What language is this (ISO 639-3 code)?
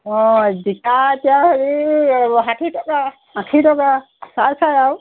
asm